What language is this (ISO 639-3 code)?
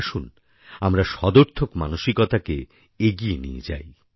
ben